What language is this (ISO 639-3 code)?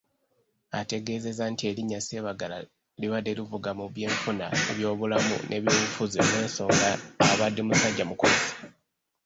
lug